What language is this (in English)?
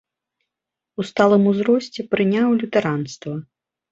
Belarusian